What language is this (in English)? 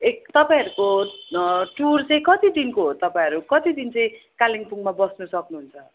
Nepali